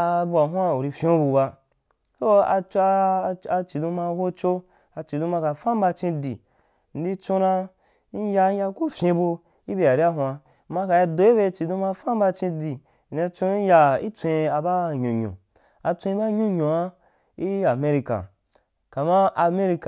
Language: Wapan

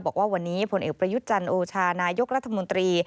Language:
Thai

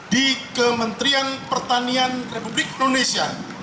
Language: Indonesian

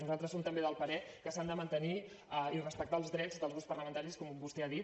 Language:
Catalan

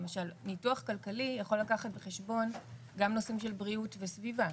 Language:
Hebrew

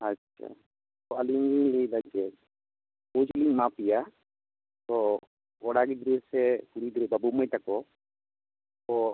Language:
Santali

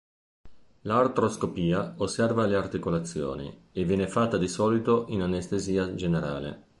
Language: Italian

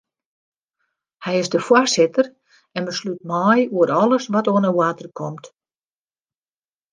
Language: Western Frisian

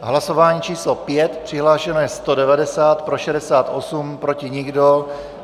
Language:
Czech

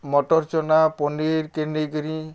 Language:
Odia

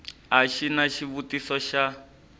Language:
Tsonga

